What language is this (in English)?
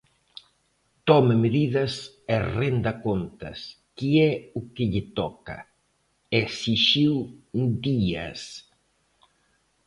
Galician